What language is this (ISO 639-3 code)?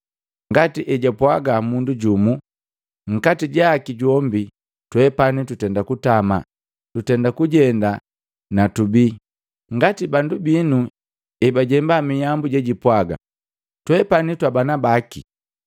mgv